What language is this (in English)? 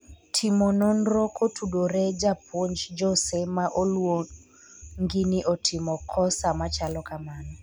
Luo (Kenya and Tanzania)